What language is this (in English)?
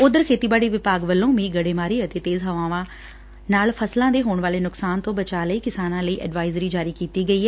Punjabi